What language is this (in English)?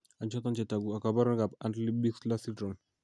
Kalenjin